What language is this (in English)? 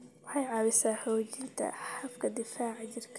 Somali